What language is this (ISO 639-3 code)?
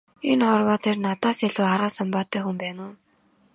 mon